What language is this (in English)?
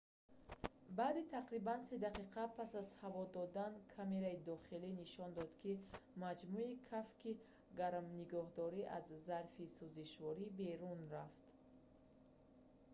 Tajik